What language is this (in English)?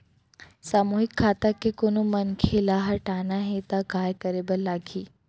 Chhattisgarhi